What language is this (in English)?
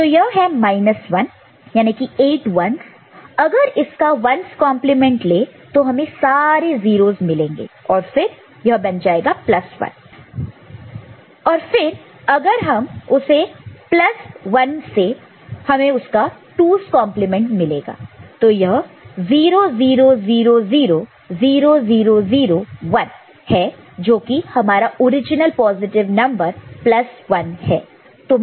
Hindi